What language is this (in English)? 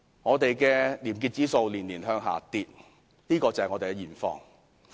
Cantonese